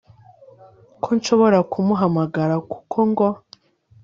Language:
Kinyarwanda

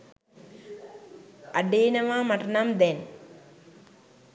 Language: Sinhala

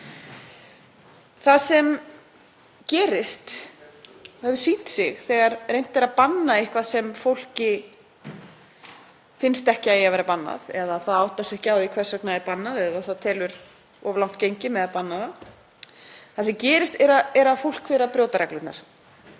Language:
Icelandic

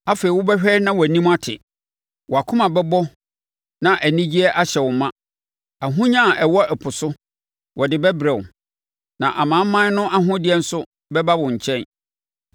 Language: Akan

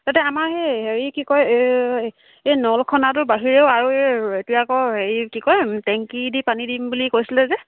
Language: Assamese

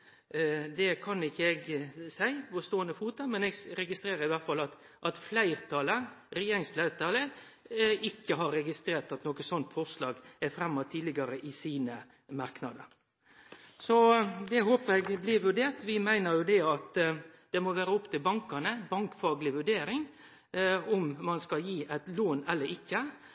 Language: Norwegian Nynorsk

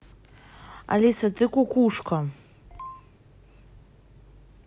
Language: Russian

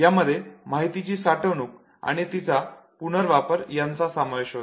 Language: Marathi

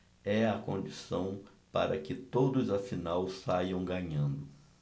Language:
Portuguese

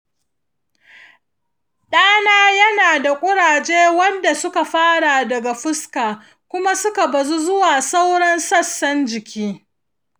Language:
Hausa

